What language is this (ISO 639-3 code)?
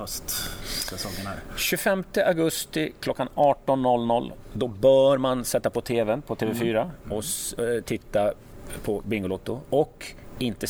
swe